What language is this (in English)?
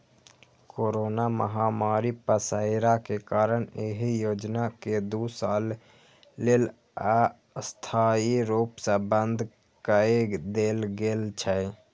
Maithili